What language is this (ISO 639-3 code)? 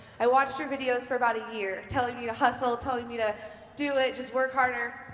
eng